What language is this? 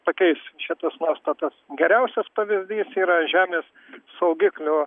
Lithuanian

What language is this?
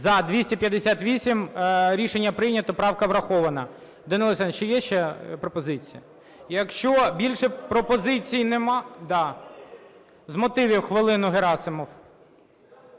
Ukrainian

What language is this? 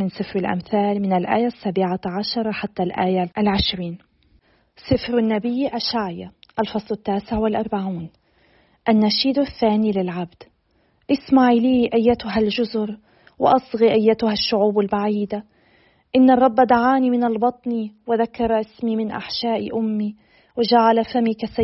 Arabic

